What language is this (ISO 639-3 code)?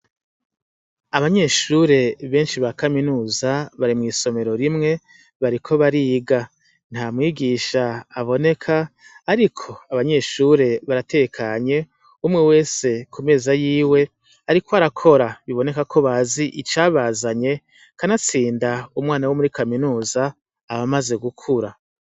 run